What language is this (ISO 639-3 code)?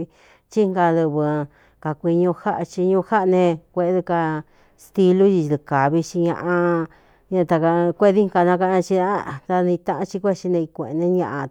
xtu